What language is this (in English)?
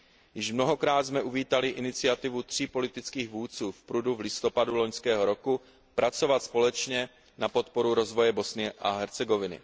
Czech